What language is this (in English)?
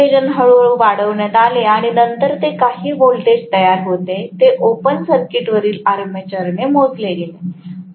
Marathi